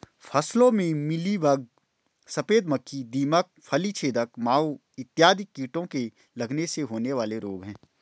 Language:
Hindi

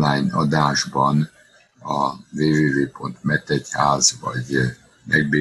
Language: Hungarian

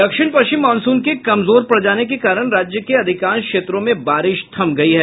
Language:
Hindi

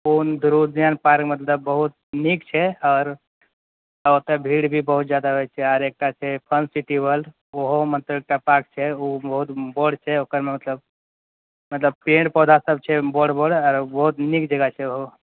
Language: Maithili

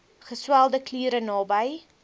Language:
Afrikaans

